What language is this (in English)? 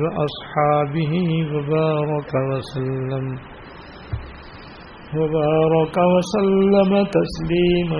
Urdu